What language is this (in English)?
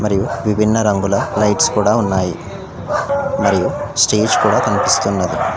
Telugu